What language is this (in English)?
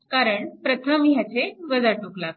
Marathi